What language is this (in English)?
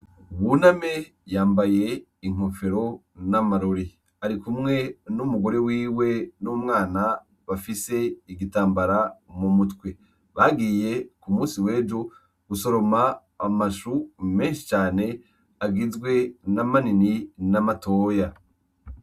Rundi